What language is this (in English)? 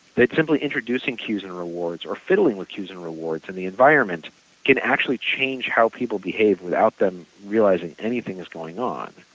English